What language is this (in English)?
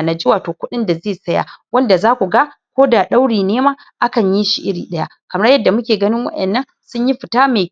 Hausa